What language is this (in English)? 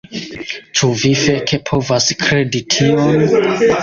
Esperanto